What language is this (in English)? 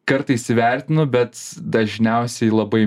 Lithuanian